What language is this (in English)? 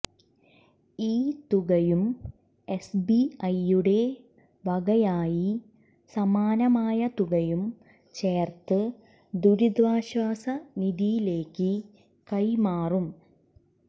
Malayalam